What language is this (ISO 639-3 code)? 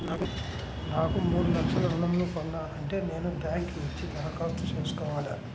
tel